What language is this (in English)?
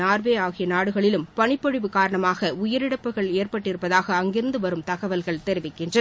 Tamil